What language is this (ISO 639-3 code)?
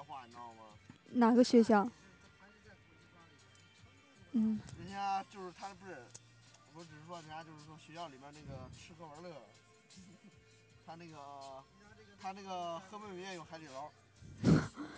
zho